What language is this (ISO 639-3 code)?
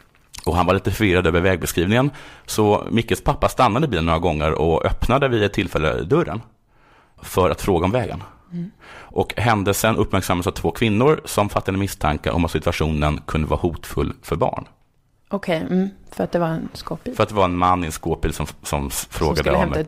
swe